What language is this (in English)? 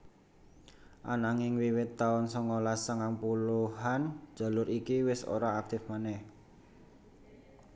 Javanese